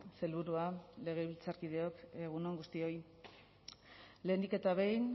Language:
Basque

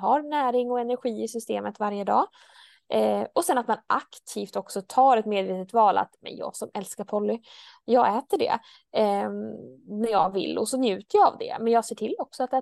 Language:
Swedish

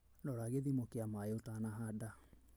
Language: Kikuyu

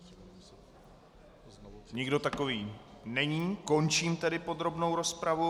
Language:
Czech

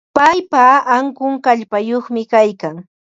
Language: Ambo-Pasco Quechua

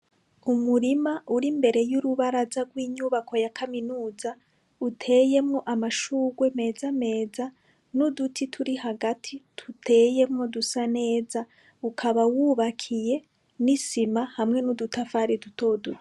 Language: Rundi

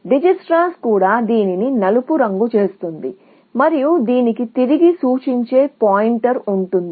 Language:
Telugu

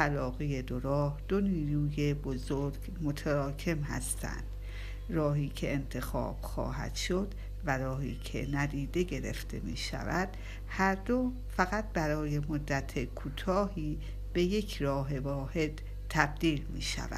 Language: Persian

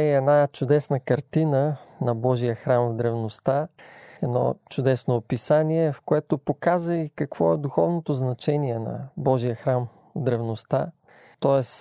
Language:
Bulgarian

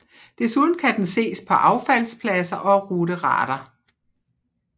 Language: Danish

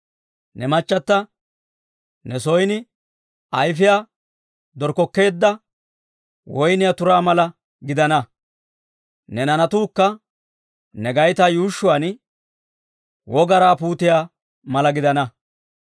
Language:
Dawro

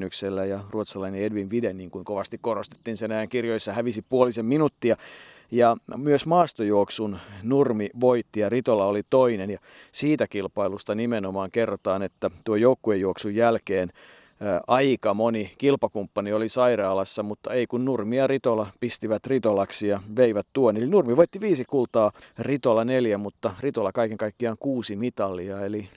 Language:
Finnish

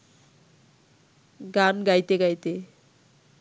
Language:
Bangla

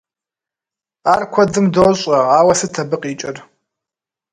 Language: Kabardian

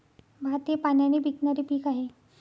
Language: Marathi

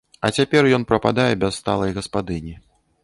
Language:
Belarusian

